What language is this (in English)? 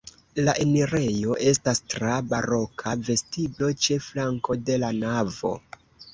Esperanto